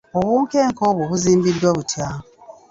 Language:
Ganda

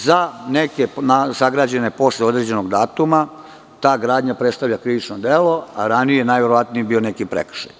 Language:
Serbian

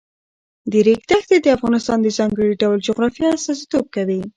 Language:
Pashto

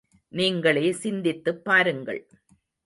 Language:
Tamil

